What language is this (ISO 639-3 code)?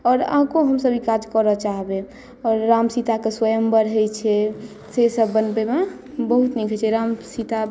mai